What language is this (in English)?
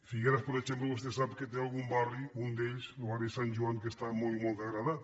Catalan